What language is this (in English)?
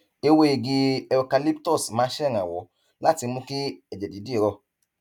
Yoruba